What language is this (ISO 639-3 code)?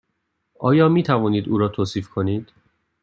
fas